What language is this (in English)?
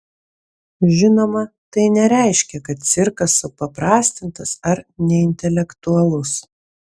Lithuanian